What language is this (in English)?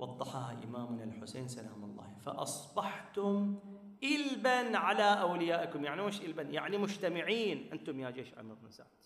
Arabic